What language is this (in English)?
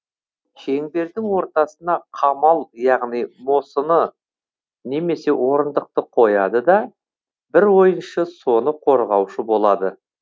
Kazakh